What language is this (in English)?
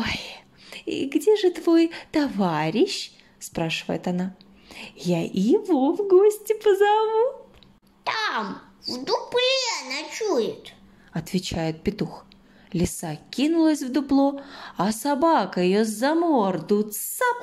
Russian